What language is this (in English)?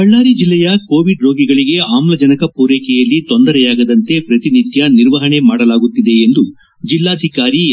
Kannada